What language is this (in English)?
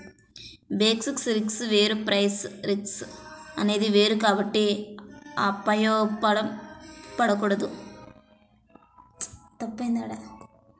Telugu